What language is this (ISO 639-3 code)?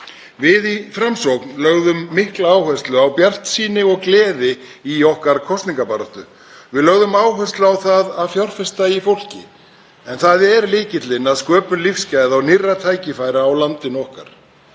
isl